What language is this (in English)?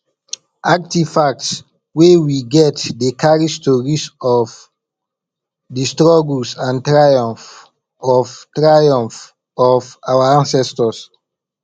Nigerian Pidgin